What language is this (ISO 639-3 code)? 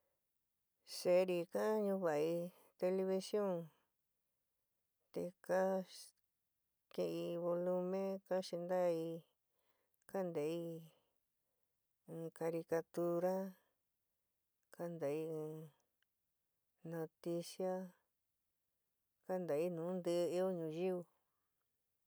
mig